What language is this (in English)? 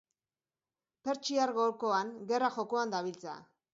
Basque